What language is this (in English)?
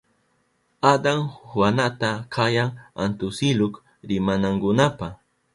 Southern Pastaza Quechua